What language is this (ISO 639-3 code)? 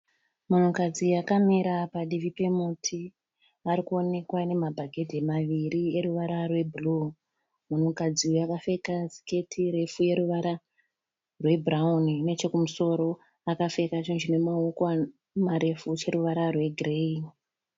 sna